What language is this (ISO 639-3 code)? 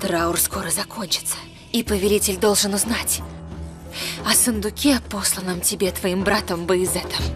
rus